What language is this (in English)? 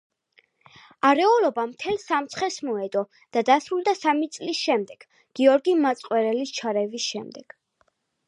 Georgian